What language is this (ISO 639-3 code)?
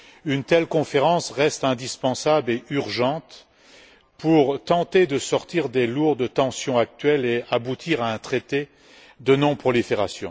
fra